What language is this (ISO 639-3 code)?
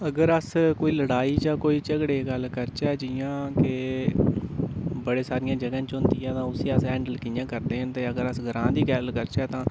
doi